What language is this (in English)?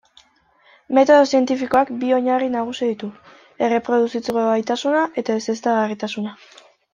Basque